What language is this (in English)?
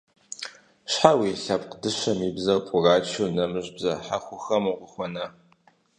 Kabardian